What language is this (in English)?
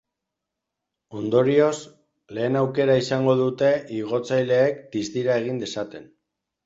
Basque